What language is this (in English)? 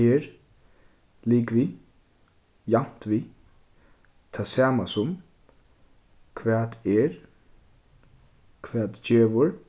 Faroese